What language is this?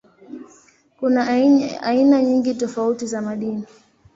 Swahili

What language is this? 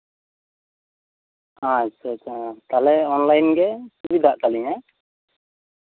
Santali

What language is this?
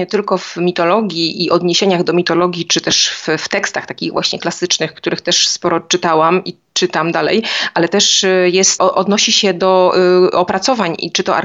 Polish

